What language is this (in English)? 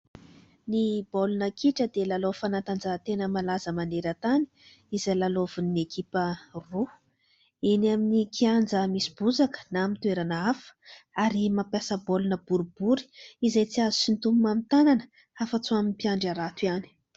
Malagasy